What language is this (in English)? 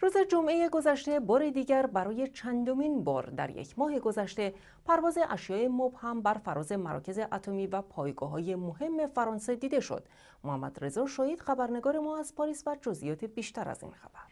Persian